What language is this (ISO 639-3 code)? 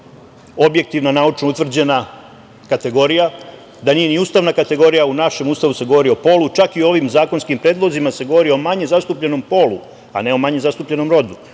srp